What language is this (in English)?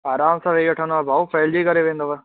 Sindhi